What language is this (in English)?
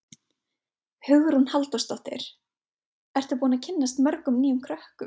Icelandic